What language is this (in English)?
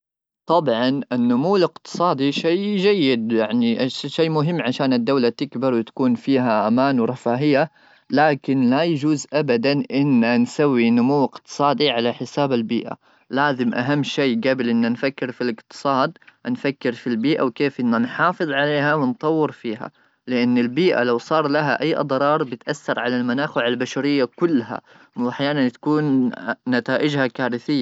Gulf Arabic